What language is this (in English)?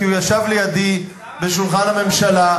Hebrew